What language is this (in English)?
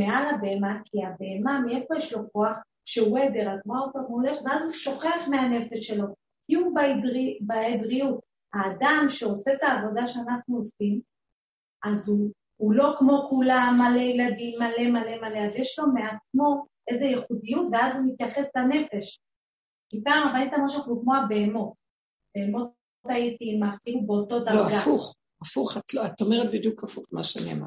Hebrew